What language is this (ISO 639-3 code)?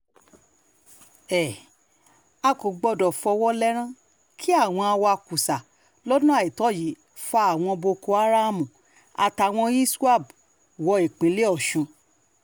yor